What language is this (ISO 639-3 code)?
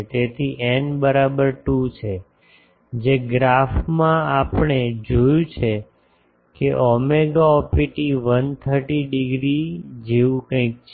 guj